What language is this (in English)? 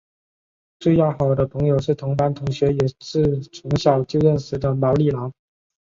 Chinese